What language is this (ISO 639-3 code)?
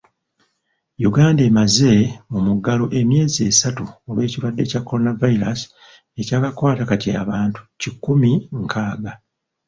lug